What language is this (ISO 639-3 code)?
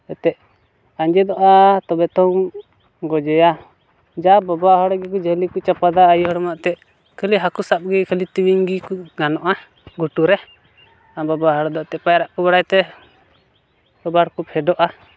sat